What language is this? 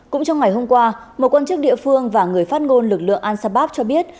Vietnamese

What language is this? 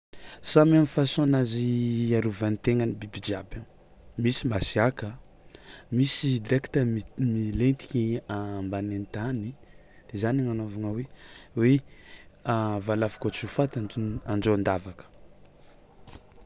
Tsimihety Malagasy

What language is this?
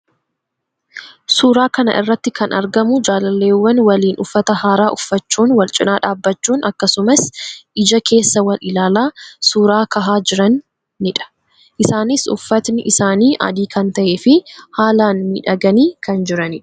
Oromo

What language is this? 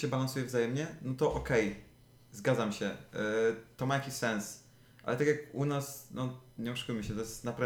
Polish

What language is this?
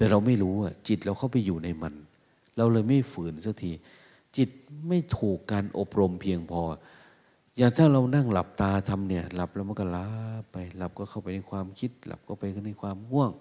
Thai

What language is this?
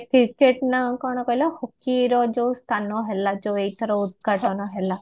Odia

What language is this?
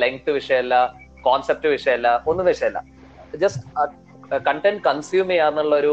Malayalam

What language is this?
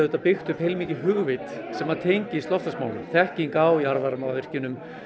Icelandic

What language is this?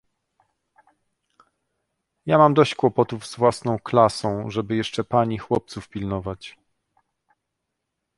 Polish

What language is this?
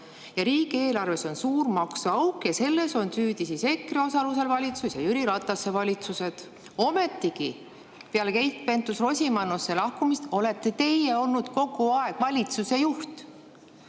Estonian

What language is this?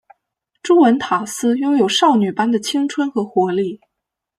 Chinese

